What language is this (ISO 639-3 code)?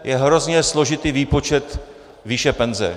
ces